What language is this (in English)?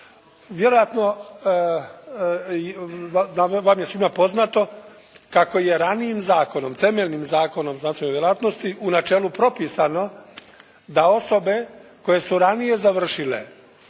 Croatian